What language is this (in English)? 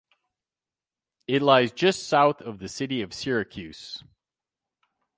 English